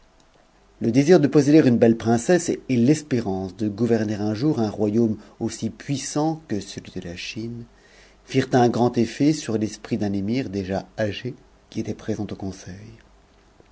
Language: French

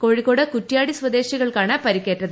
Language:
Malayalam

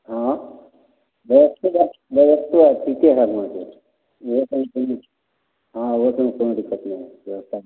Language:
Maithili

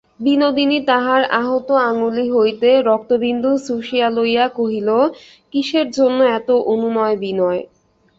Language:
Bangla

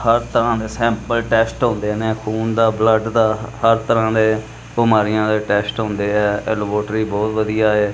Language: Punjabi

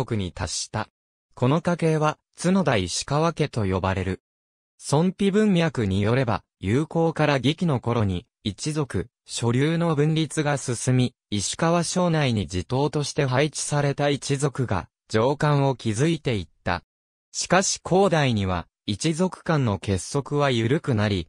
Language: Japanese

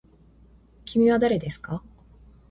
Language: Japanese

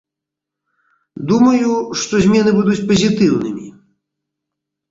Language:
Belarusian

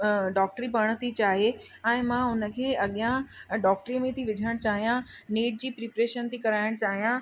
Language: Sindhi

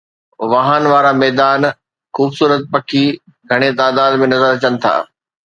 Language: Sindhi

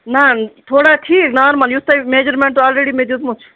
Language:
Kashmiri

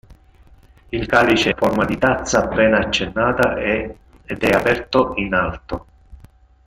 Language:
Italian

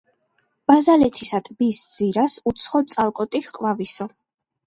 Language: Georgian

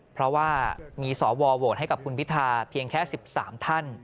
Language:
Thai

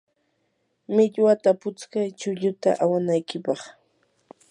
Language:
Yanahuanca Pasco Quechua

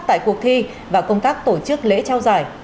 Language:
Vietnamese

